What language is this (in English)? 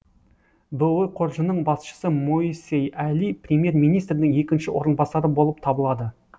Kazakh